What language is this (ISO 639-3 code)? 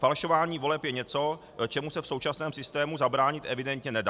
ces